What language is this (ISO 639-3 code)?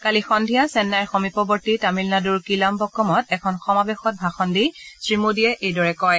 asm